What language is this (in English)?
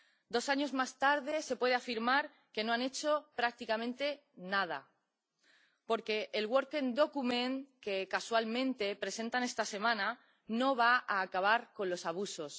Spanish